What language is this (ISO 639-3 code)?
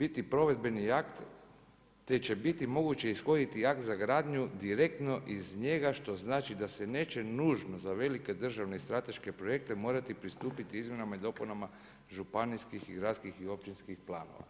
hrv